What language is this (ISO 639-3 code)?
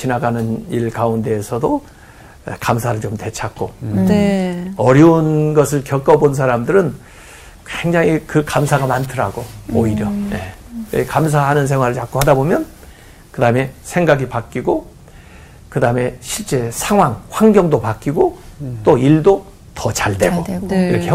kor